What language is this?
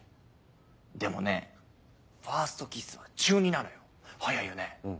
Japanese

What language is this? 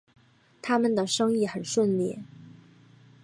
Chinese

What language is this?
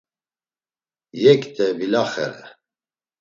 Laz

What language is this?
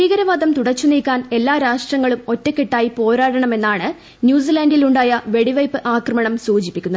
Malayalam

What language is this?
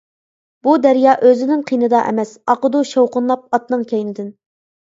Uyghur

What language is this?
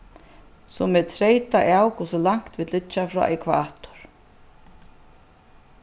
Faroese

